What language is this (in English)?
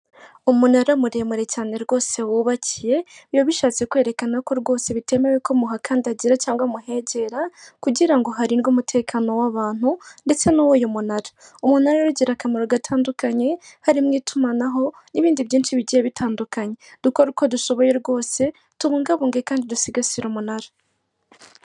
Kinyarwanda